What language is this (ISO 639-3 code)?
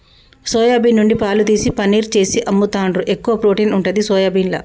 tel